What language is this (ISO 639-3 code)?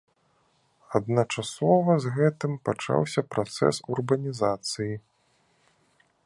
bel